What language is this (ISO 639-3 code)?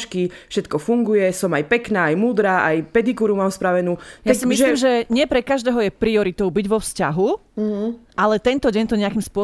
slk